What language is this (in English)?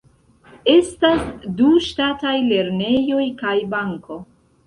Esperanto